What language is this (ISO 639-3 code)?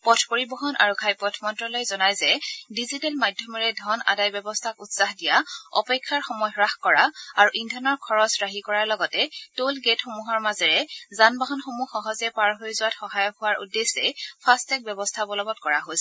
asm